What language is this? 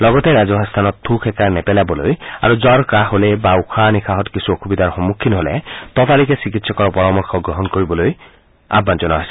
Assamese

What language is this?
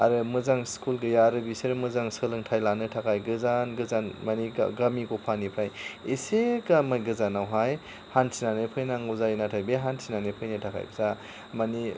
Bodo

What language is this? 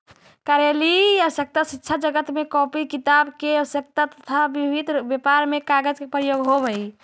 Magahi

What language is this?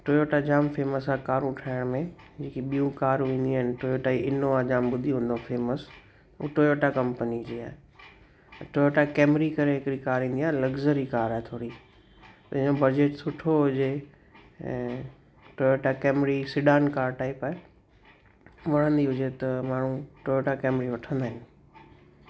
Sindhi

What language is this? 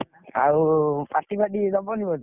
Odia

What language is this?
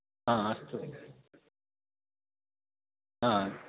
Sanskrit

